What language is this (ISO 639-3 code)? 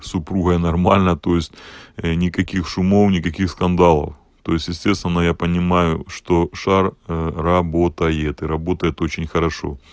rus